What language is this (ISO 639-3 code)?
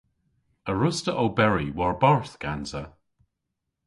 cor